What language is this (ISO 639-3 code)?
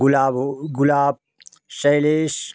hin